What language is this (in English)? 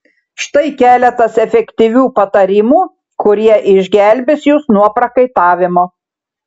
Lithuanian